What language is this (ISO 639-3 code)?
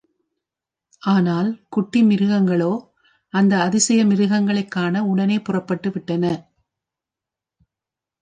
tam